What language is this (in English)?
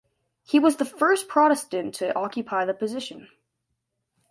English